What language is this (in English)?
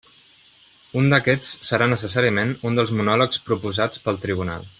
Catalan